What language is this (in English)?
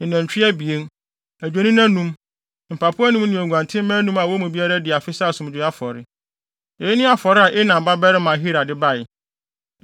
Akan